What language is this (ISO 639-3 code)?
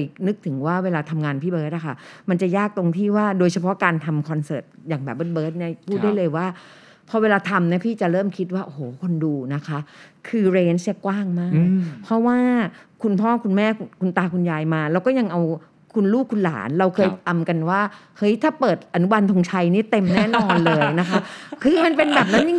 tha